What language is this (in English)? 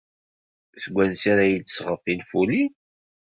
Kabyle